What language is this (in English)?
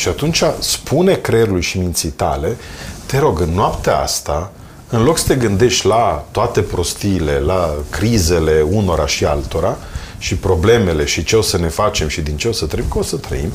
Romanian